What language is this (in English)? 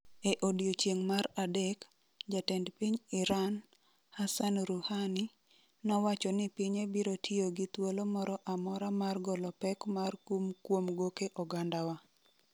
Luo (Kenya and Tanzania)